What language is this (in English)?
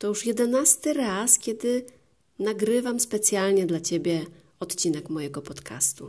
Polish